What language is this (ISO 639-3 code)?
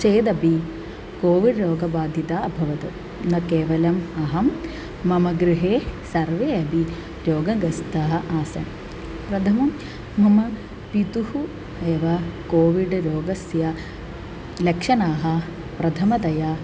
san